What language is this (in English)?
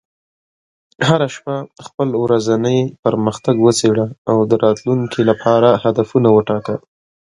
Pashto